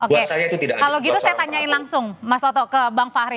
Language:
Indonesian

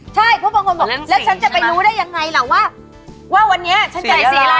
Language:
Thai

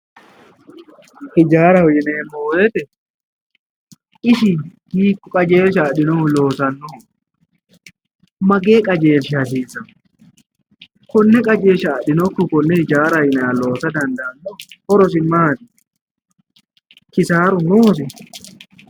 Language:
Sidamo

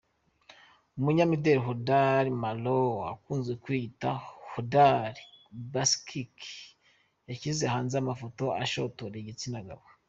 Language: Kinyarwanda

